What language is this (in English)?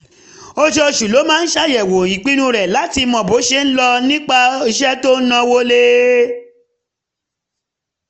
Yoruba